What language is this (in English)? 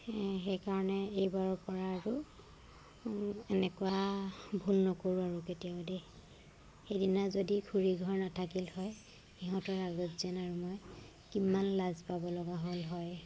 Assamese